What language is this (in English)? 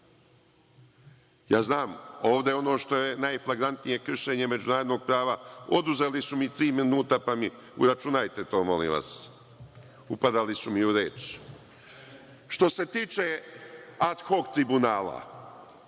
Serbian